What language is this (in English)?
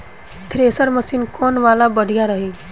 Bhojpuri